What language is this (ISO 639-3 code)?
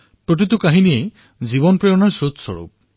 asm